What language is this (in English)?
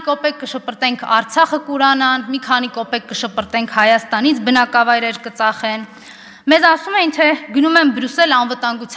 Turkish